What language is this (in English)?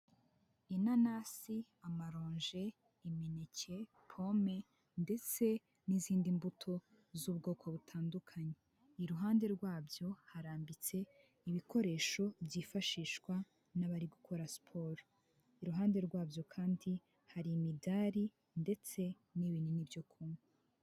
Kinyarwanda